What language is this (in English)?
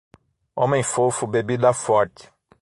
Portuguese